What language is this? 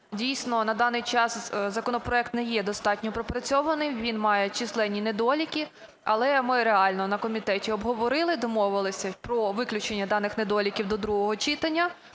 Ukrainian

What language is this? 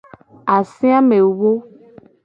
Gen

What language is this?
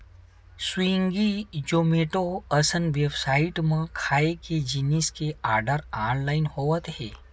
Chhattisgarhi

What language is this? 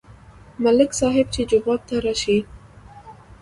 Pashto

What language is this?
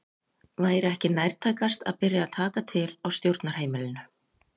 Icelandic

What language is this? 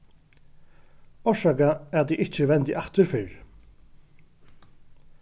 Faroese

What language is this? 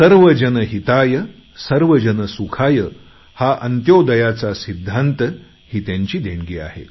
Marathi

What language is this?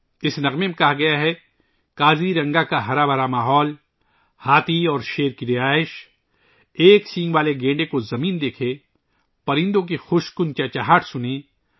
Urdu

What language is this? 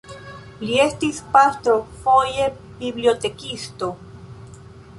Esperanto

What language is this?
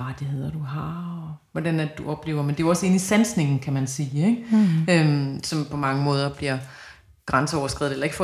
Danish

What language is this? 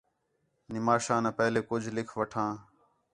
Khetrani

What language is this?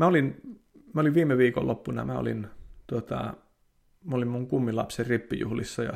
Finnish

